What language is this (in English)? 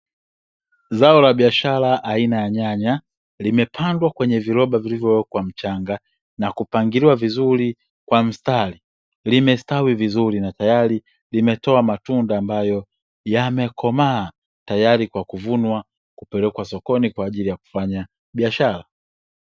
Swahili